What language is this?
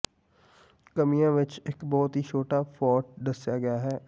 Punjabi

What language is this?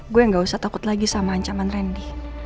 Indonesian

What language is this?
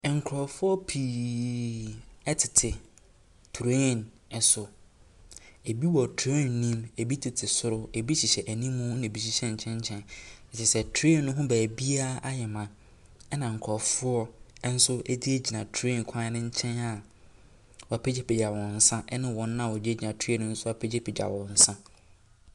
Akan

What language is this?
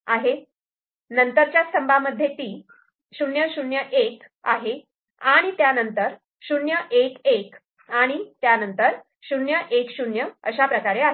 Marathi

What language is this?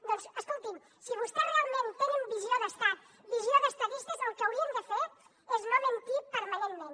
Catalan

